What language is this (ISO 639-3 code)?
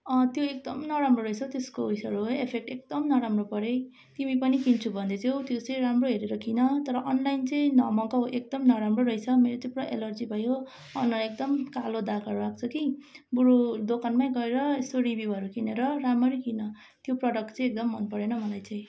nep